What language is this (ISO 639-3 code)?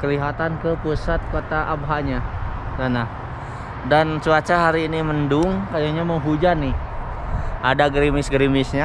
ind